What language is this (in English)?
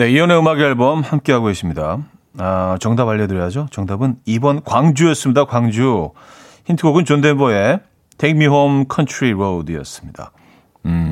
Korean